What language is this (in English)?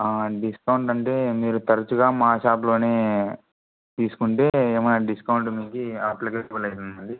Telugu